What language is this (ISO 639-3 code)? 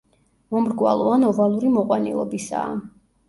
kat